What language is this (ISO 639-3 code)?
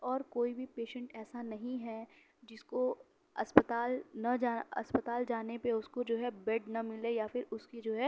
urd